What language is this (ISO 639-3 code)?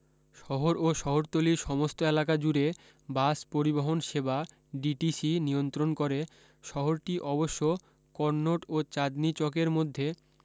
ben